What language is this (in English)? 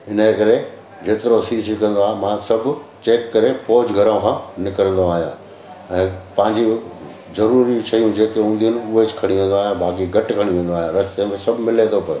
Sindhi